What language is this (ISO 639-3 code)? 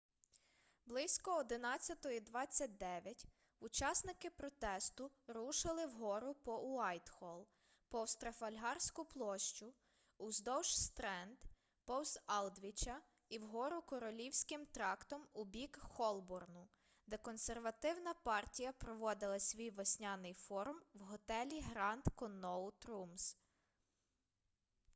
ukr